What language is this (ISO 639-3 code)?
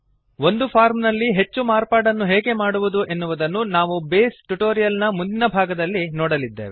kan